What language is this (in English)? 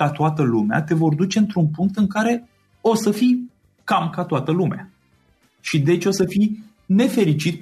Romanian